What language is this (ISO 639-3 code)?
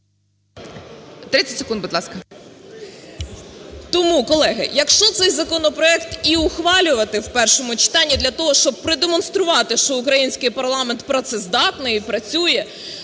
ukr